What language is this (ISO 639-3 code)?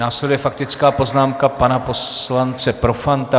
ces